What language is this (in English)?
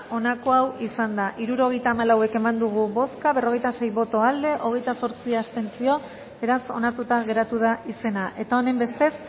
Basque